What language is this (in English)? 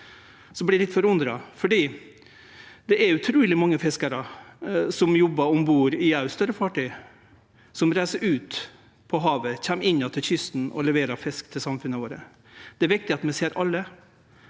Norwegian